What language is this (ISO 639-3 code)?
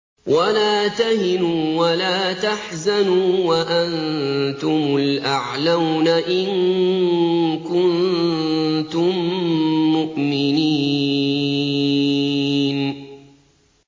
ara